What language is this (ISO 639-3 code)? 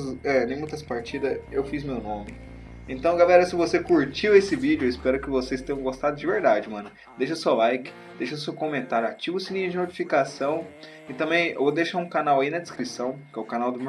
por